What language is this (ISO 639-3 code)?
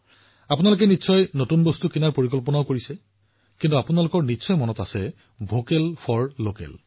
asm